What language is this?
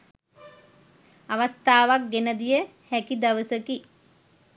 Sinhala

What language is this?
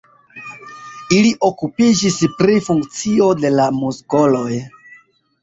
Esperanto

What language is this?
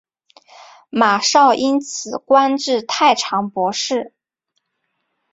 Chinese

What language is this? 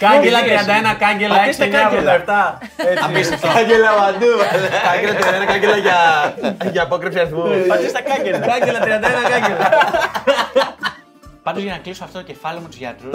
Greek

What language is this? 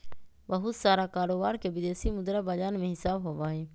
Magahi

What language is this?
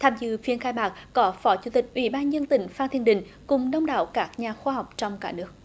Vietnamese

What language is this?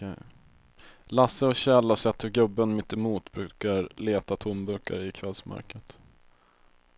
Swedish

